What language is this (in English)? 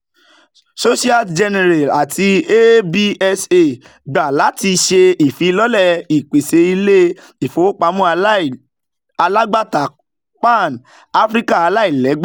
Yoruba